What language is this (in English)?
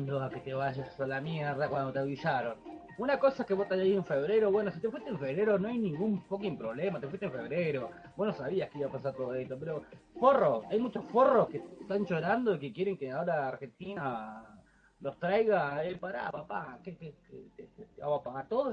Spanish